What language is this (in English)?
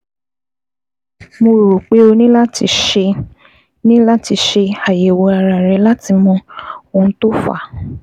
Yoruba